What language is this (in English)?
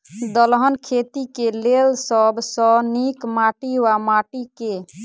Maithili